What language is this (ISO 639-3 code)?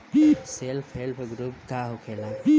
bho